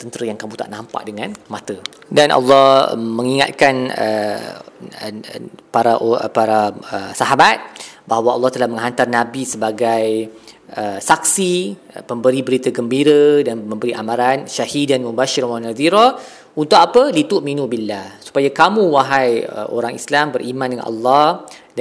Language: Malay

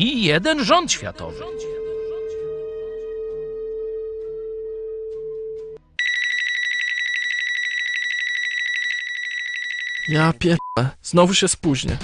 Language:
Polish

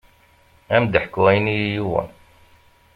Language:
Kabyle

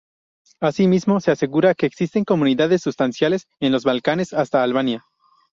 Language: Spanish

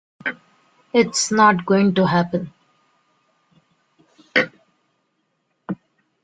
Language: English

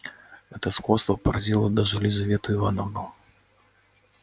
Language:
Russian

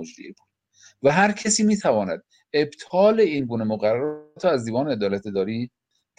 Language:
Persian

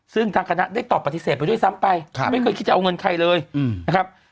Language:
Thai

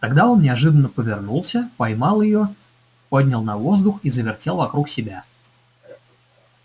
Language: Russian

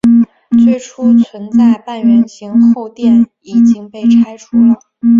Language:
Chinese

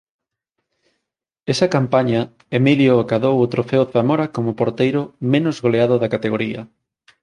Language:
Galician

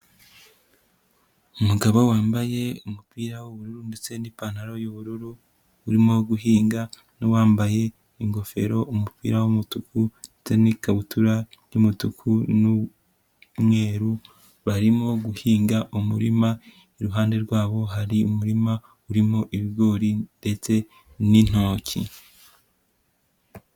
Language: Kinyarwanda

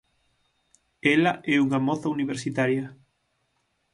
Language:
Galician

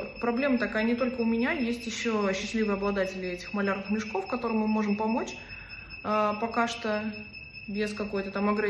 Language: Russian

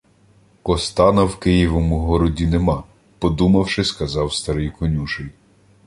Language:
Ukrainian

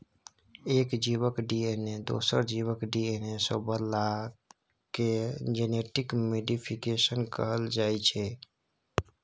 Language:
Maithili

